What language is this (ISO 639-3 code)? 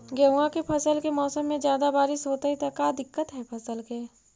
mag